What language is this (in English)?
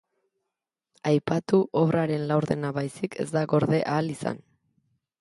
Basque